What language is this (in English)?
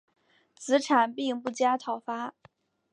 Chinese